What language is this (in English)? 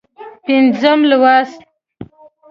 Pashto